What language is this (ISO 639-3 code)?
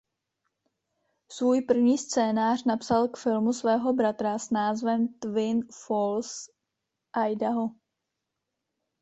ces